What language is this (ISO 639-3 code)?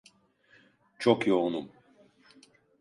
tur